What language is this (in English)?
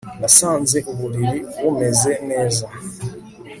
Kinyarwanda